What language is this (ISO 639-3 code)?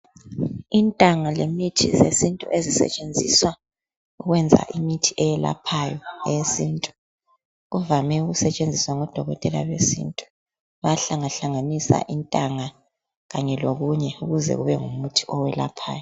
nde